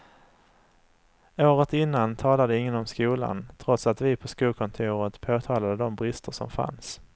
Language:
Swedish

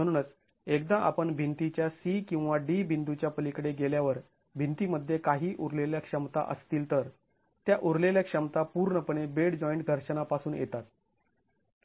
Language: Marathi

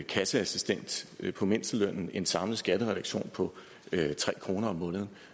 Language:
Danish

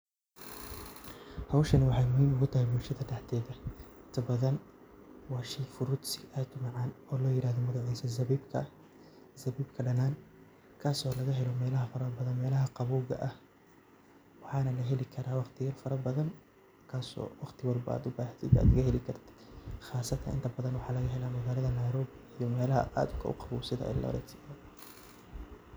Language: Somali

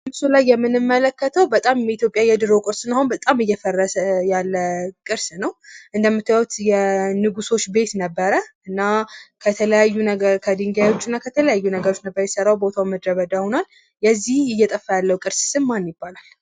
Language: Amharic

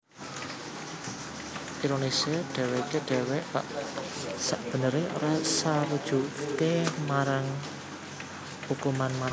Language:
Javanese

